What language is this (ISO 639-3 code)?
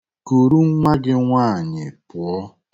ibo